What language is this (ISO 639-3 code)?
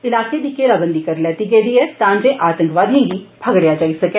doi